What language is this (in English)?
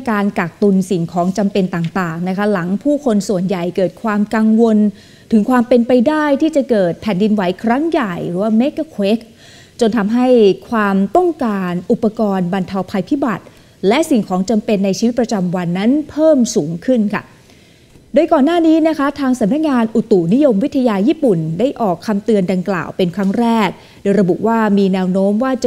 Thai